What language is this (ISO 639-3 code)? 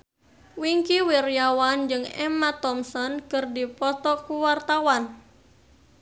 sun